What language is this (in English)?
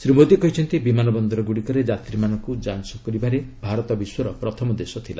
Odia